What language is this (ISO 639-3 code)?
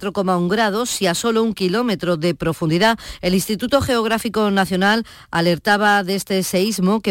spa